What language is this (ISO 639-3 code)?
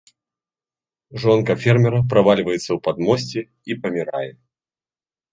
bel